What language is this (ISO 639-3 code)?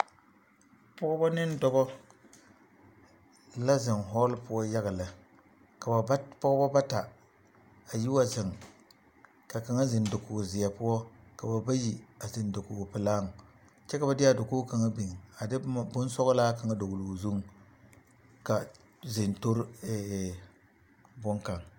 dga